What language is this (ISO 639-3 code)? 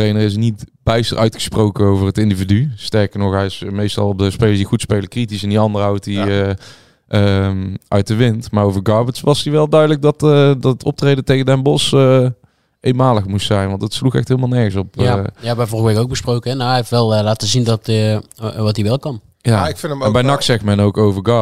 nld